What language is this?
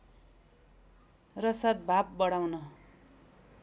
Nepali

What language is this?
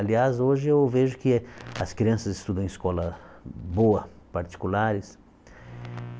Portuguese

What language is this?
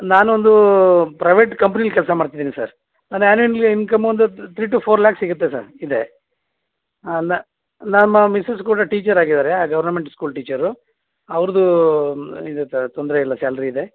Kannada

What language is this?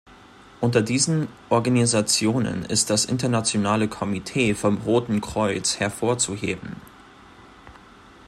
German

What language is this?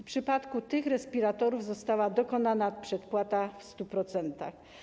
Polish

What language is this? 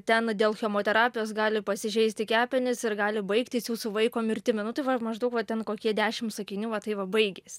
Lithuanian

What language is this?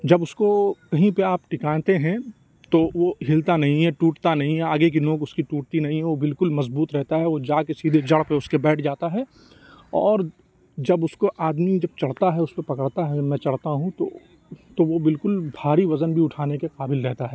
Urdu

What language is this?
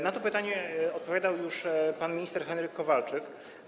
Polish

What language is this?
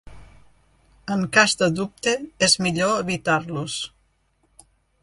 Catalan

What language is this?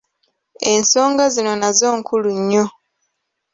Ganda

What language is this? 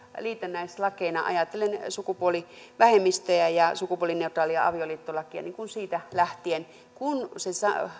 Finnish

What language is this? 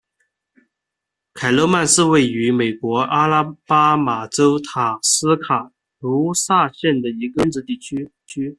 Chinese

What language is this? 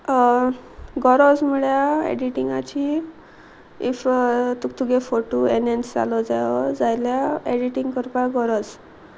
Konkani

